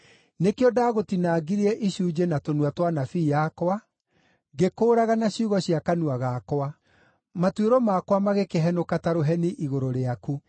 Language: Kikuyu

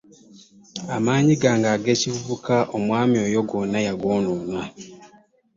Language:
Ganda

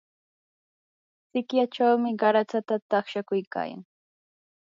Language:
Yanahuanca Pasco Quechua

